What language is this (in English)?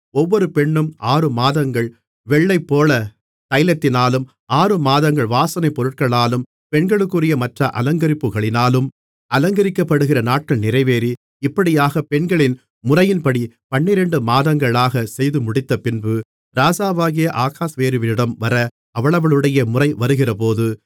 Tamil